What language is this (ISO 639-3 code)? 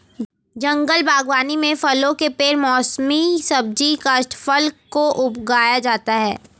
hin